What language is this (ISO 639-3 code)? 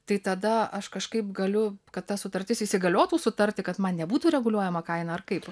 lit